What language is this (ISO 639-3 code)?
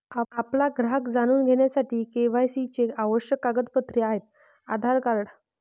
mar